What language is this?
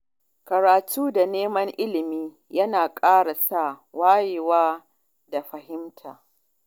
Hausa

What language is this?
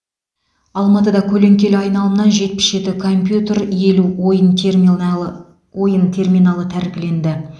Kazakh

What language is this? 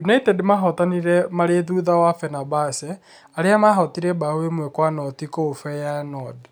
Kikuyu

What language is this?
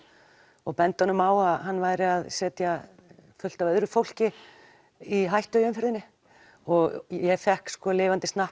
Icelandic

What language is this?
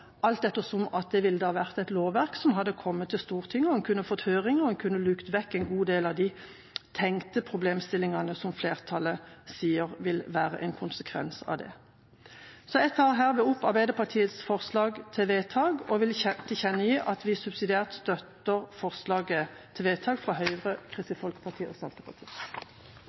Norwegian Bokmål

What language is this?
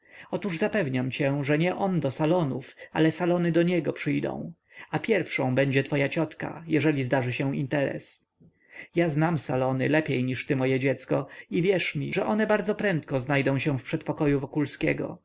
Polish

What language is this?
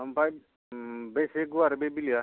Bodo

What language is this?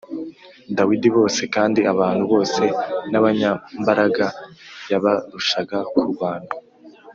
Kinyarwanda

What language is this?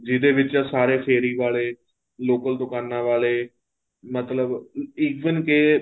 Punjabi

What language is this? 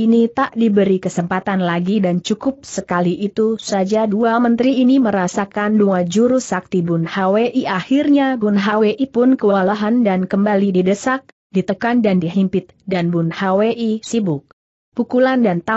Indonesian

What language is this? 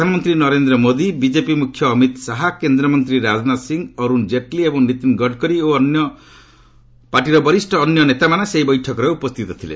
Odia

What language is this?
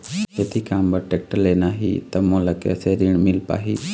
Chhattisgarhi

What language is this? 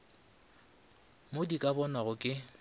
Northern Sotho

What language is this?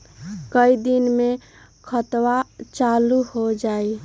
Magahi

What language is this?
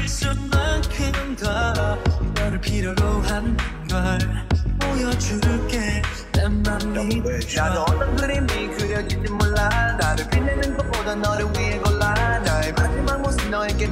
Polish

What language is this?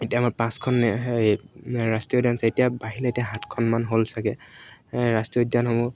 Assamese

